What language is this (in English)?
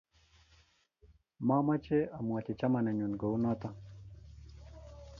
Kalenjin